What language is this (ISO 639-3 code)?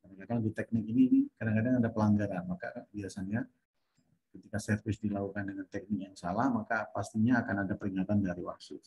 ind